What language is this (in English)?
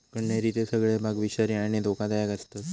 Marathi